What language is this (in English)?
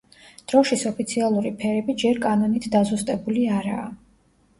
Georgian